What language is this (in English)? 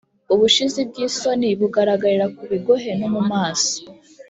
Kinyarwanda